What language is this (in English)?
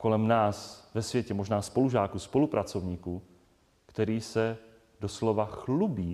Czech